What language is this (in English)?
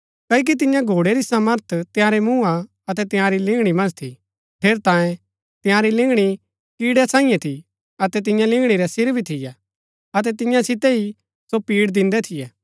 Gaddi